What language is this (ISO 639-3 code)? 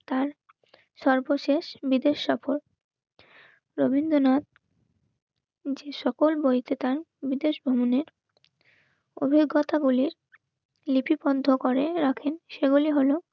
ben